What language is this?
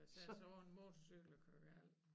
Danish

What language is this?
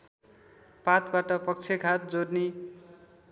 Nepali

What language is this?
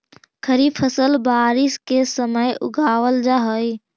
Magahi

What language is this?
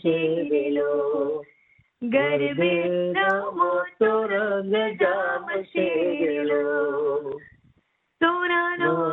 Gujarati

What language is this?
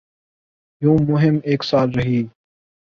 Urdu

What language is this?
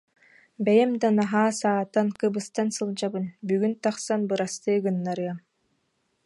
Yakut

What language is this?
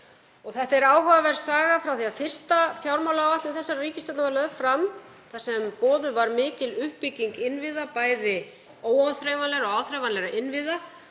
Icelandic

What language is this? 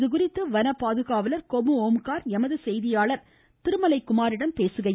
Tamil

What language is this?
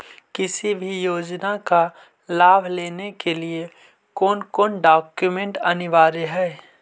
Magahi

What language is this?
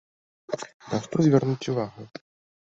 Belarusian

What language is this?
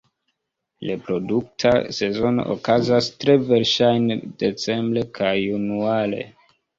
Esperanto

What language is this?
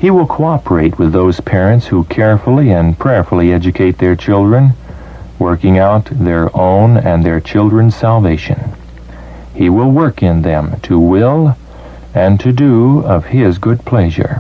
English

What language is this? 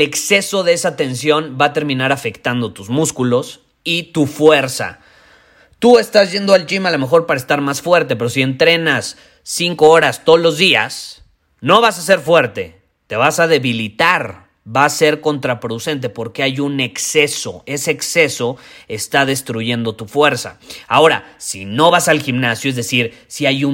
Spanish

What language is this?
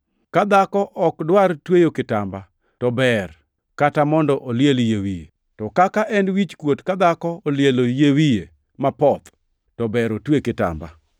Luo (Kenya and Tanzania)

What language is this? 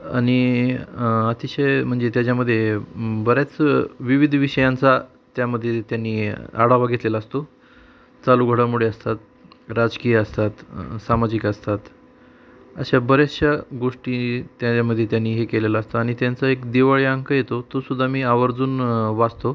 Marathi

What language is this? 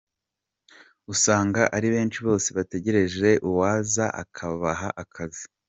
Kinyarwanda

